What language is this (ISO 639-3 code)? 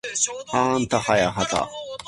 jpn